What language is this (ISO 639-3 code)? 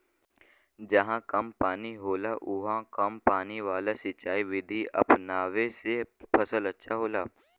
bho